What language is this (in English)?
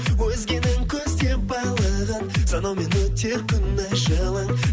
Kazakh